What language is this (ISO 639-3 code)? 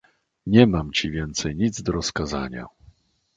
pol